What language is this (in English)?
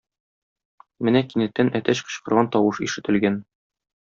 Tatar